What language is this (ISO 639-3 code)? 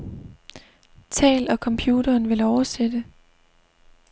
dan